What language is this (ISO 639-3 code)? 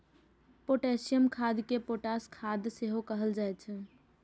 mai